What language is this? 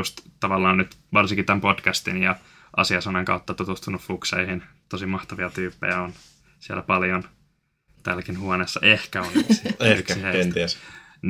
Finnish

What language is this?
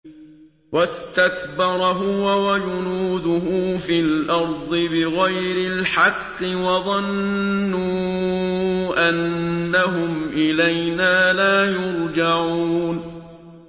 Arabic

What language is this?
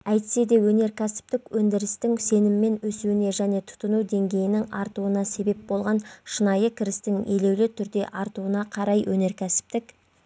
Kazakh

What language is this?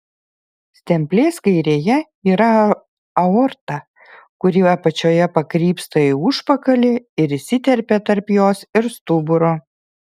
Lithuanian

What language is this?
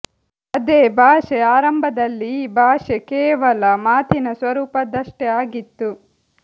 Kannada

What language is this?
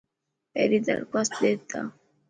Dhatki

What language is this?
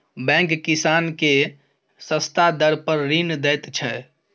Maithili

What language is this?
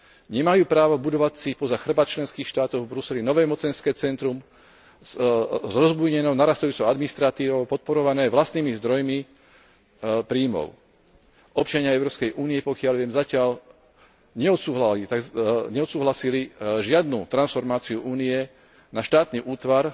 Slovak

